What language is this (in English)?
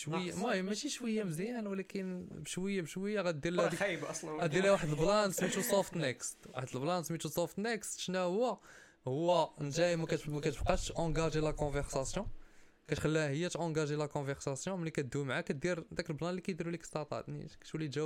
Arabic